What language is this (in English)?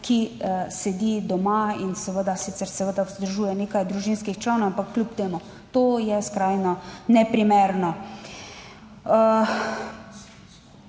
Slovenian